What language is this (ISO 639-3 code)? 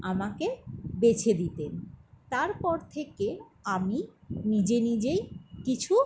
ben